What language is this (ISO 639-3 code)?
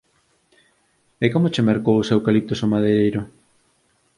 glg